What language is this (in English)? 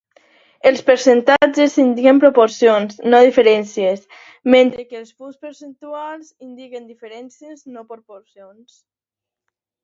Catalan